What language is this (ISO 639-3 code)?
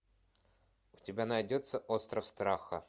rus